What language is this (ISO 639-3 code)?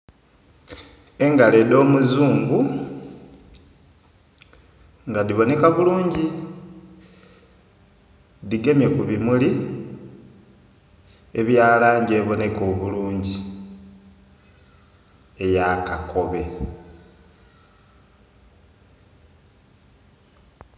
xog